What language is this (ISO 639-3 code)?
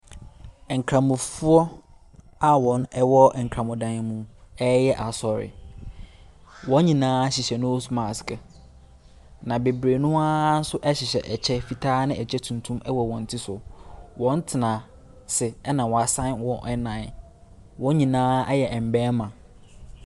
aka